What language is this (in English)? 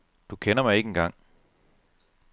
Danish